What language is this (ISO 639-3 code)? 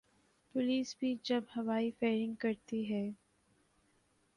urd